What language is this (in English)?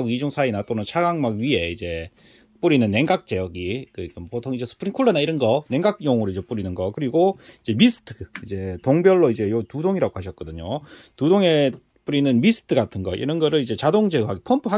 Korean